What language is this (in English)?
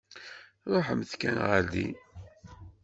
Kabyle